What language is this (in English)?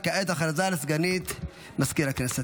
Hebrew